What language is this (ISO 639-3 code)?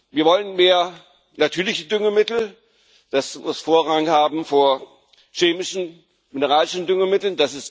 deu